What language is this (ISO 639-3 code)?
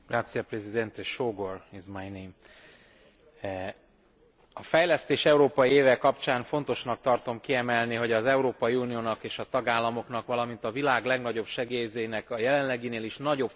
hun